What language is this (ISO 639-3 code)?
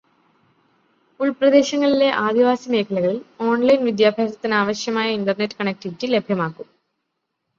mal